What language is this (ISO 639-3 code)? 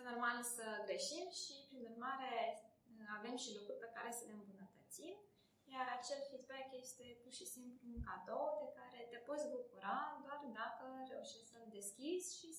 ron